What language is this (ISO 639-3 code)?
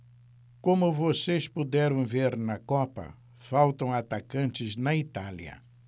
por